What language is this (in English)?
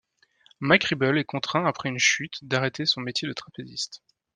French